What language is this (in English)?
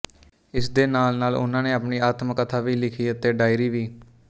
Punjabi